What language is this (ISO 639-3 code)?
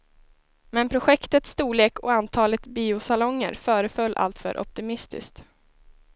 swe